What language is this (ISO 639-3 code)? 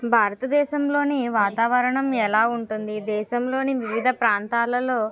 tel